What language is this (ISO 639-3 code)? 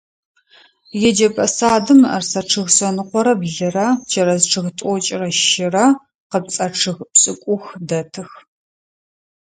ady